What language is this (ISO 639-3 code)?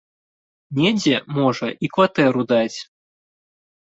bel